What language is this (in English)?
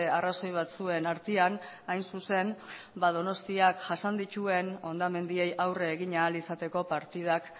Basque